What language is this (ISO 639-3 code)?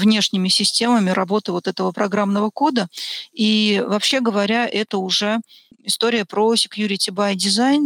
rus